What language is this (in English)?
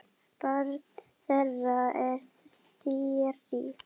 Icelandic